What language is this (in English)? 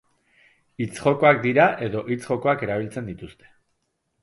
Basque